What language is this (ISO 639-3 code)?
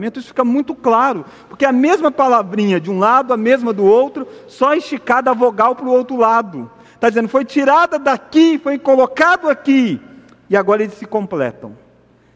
por